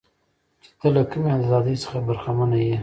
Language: Pashto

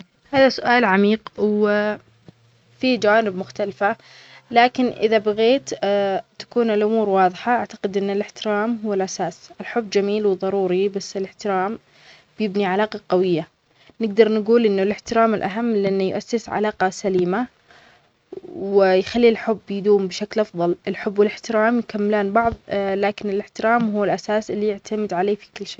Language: Omani Arabic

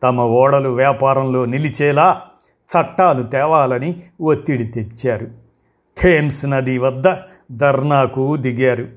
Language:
Telugu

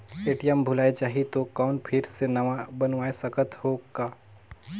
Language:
Chhattisgarhi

